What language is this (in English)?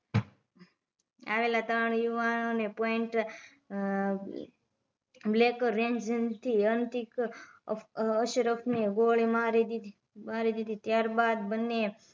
Gujarati